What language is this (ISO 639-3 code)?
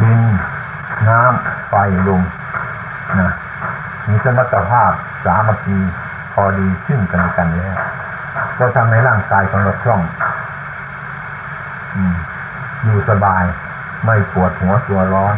tha